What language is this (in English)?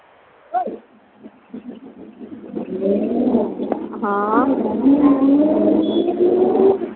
Dogri